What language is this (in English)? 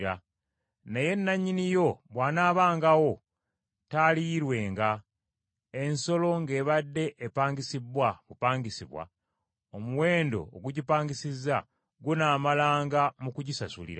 Ganda